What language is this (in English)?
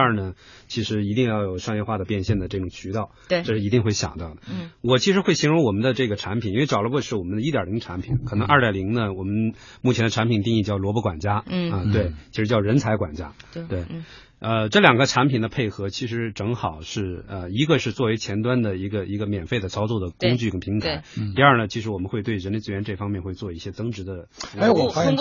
Chinese